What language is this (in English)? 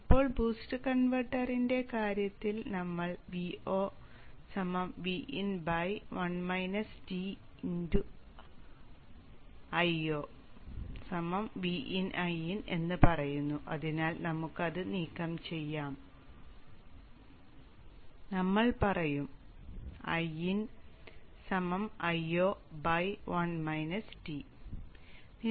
Malayalam